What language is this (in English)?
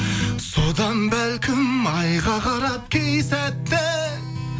Kazakh